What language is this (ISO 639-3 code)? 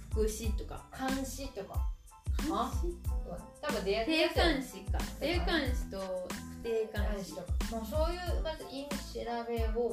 jpn